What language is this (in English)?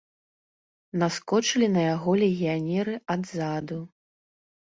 Belarusian